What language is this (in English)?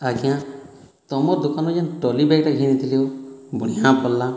Odia